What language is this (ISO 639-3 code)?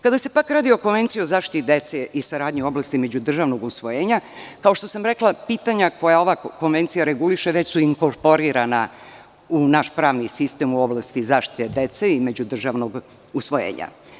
srp